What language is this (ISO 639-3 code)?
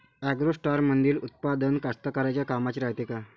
mar